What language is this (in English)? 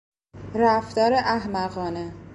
Persian